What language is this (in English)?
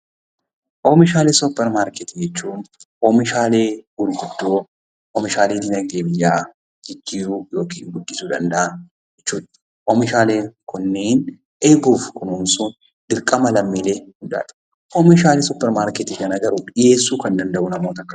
Oromo